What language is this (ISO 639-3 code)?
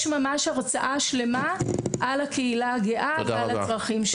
heb